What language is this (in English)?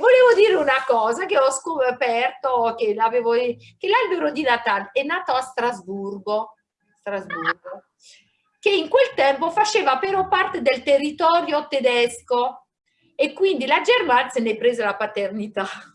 Italian